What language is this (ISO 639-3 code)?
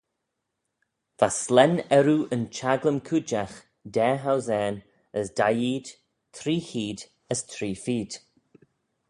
glv